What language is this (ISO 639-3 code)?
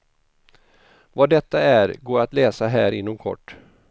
swe